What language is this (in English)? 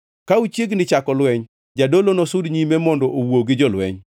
Luo (Kenya and Tanzania)